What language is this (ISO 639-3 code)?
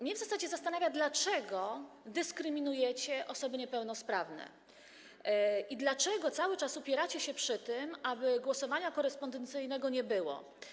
pol